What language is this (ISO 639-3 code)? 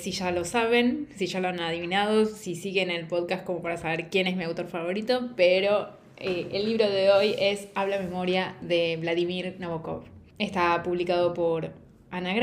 spa